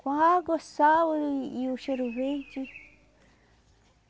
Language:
Portuguese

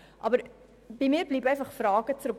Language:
Swiss German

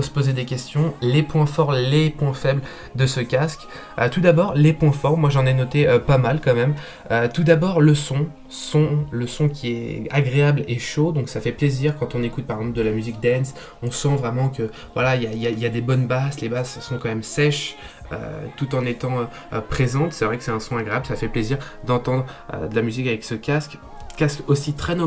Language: French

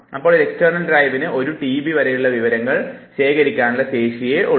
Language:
Malayalam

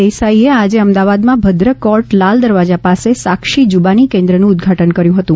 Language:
Gujarati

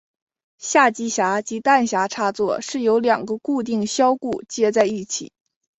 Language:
Chinese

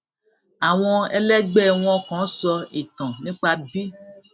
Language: Yoruba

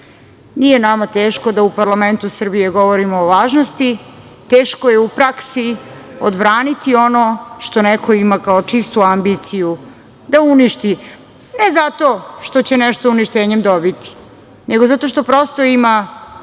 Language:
Serbian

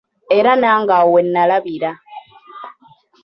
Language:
Ganda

